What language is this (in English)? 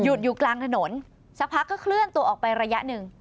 Thai